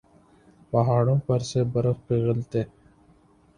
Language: Urdu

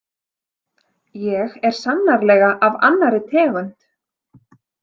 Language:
Icelandic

